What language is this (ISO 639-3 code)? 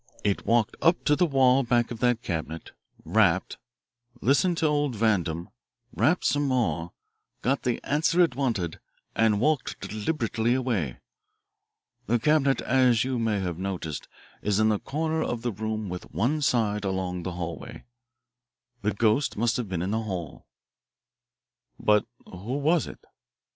eng